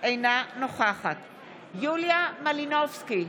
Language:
Hebrew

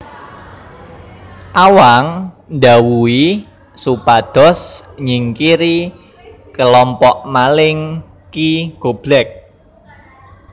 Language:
Javanese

